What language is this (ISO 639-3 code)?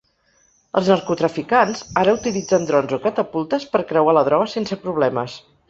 cat